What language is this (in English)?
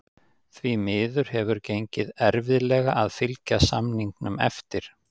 Icelandic